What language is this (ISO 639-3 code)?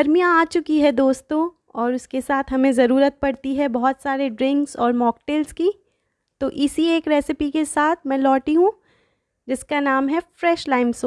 hin